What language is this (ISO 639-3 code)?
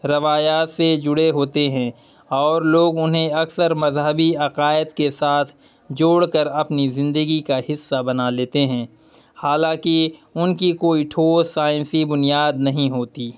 urd